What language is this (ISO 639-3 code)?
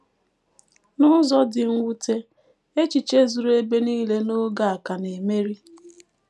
ibo